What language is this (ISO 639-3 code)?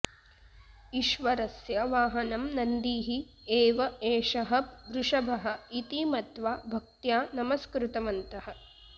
san